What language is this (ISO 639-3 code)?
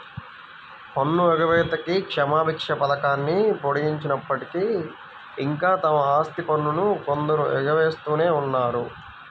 tel